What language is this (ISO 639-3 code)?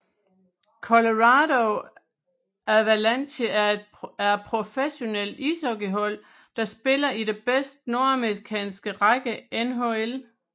dan